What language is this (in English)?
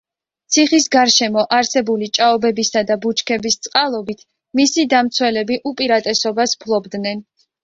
Georgian